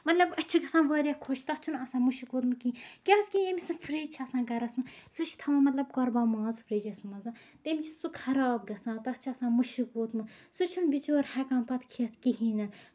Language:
Kashmiri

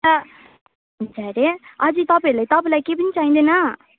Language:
Nepali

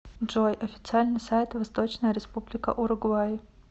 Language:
Russian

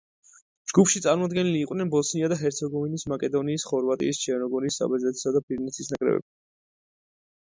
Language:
Georgian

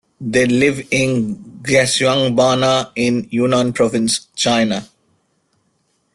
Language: English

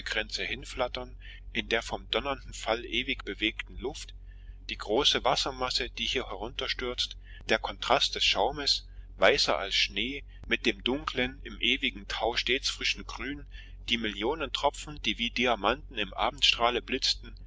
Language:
German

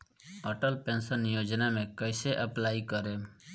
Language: Bhojpuri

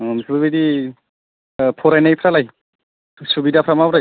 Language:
Bodo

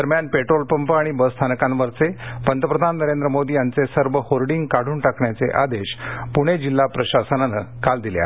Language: Marathi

